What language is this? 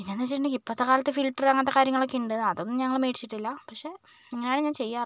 Malayalam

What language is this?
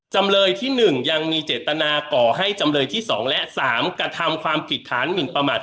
Thai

